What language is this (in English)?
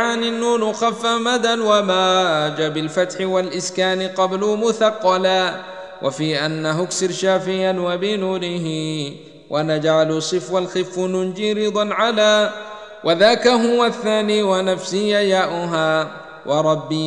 Arabic